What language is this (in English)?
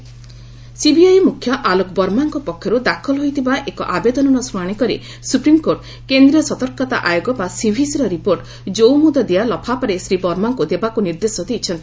Odia